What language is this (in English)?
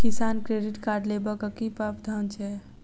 Maithili